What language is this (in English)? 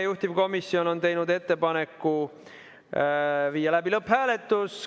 Estonian